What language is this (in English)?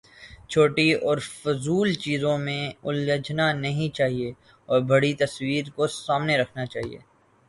Urdu